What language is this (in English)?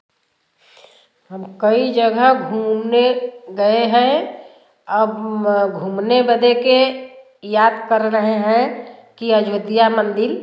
Hindi